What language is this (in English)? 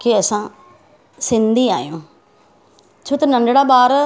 Sindhi